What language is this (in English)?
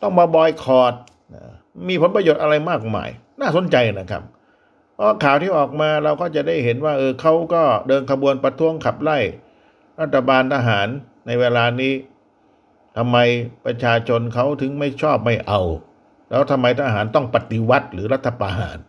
Thai